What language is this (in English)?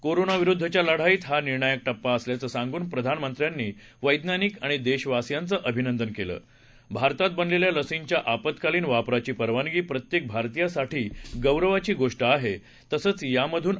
Marathi